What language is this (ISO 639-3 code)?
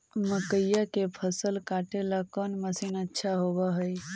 mag